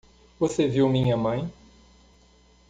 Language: Portuguese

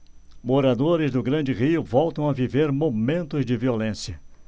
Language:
Portuguese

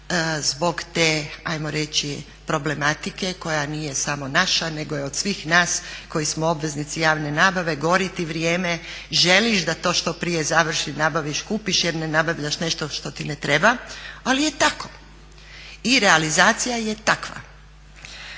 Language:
Croatian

